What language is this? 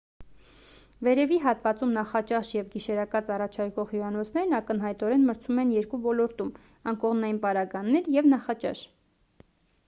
Armenian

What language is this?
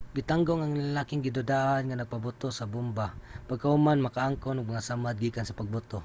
Cebuano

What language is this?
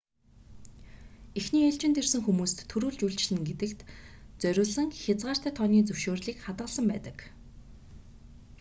Mongolian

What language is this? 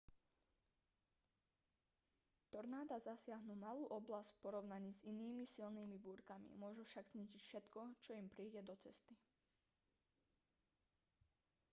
Slovak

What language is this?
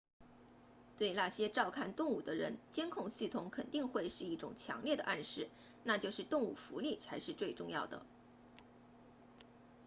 Chinese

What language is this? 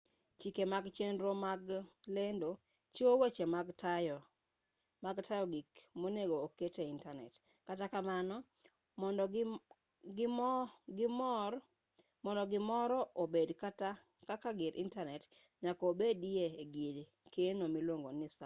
Luo (Kenya and Tanzania)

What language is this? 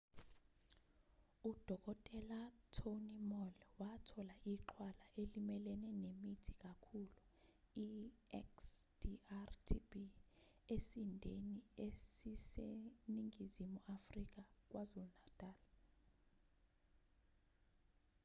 Zulu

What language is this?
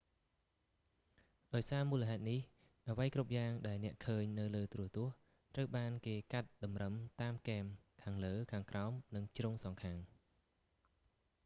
Khmer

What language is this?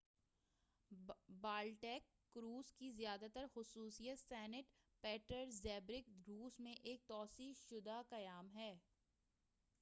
Urdu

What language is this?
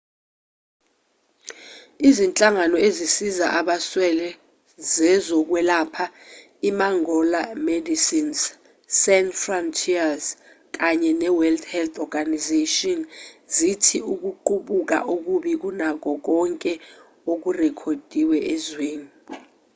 Zulu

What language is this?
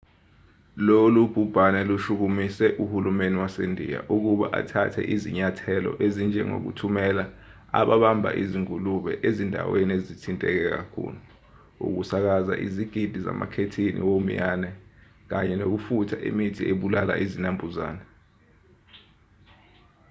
Zulu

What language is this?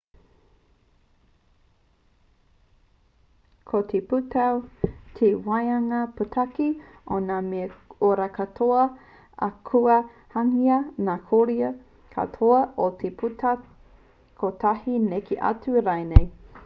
Māori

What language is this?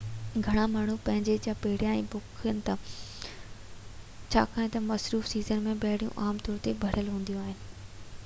Sindhi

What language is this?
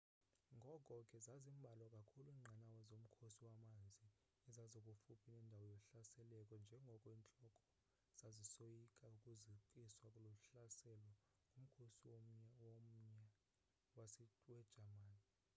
Xhosa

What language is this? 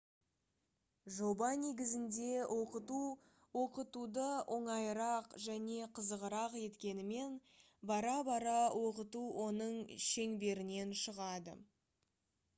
Kazakh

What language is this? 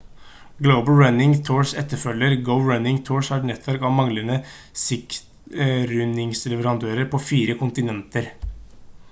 Norwegian Bokmål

